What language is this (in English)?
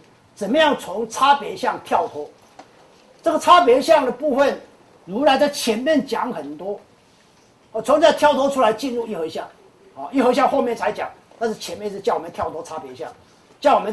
Chinese